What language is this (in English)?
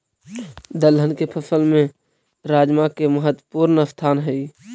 Magahi